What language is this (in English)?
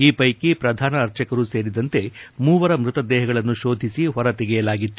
Kannada